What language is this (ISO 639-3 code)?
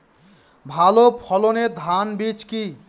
ben